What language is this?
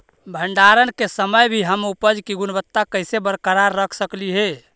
Magahi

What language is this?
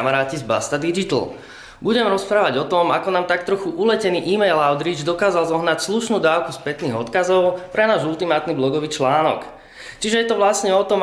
Slovak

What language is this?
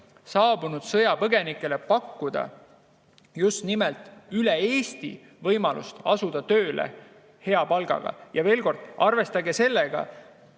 Estonian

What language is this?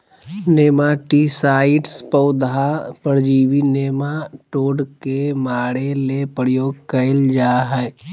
Magahi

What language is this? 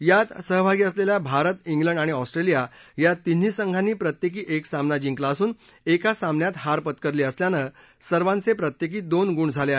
Marathi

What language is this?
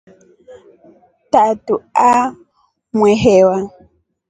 Rombo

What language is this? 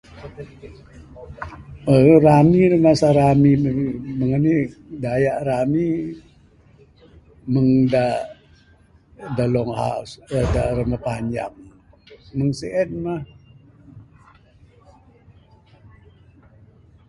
Bukar-Sadung Bidayuh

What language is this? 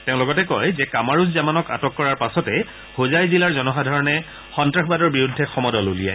Assamese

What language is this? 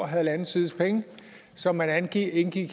Danish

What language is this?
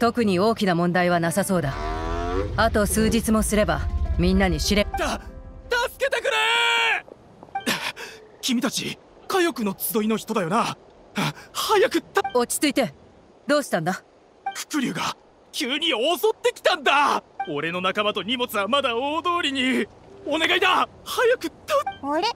Japanese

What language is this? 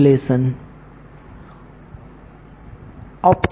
Gujarati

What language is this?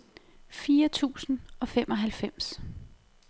Danish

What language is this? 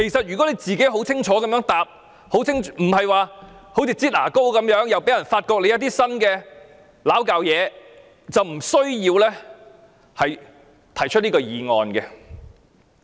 Cantonese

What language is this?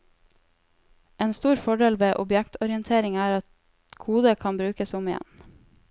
Norwegian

